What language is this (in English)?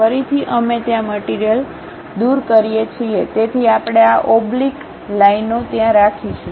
Gujarati